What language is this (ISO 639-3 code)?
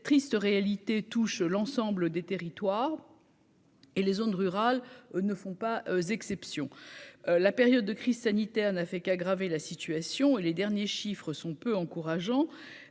fra